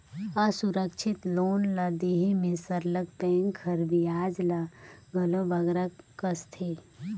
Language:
Chhattisgarhi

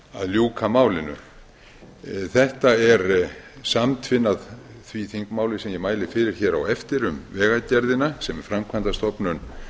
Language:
Icelandic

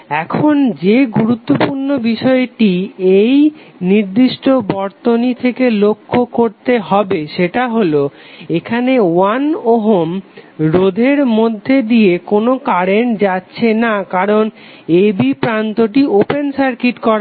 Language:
Bangla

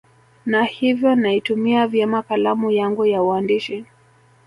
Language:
Swahili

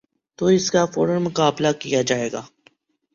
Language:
Urdu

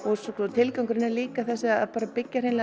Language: Icelandic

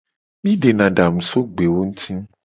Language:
Gen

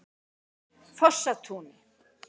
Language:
Icelandic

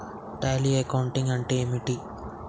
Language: Telugu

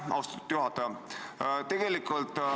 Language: Estonian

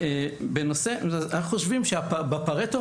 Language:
Hebrew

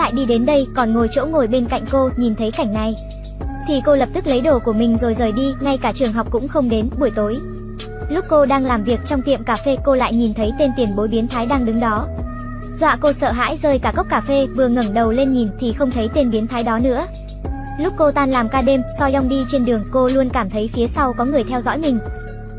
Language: Vietnamese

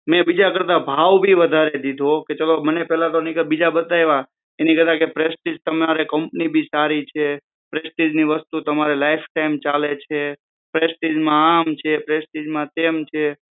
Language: Gujarati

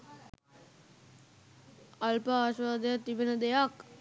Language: Sinhala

